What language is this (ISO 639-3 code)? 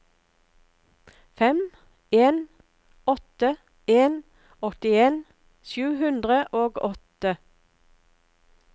nor